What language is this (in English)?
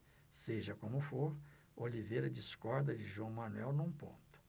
Portuguese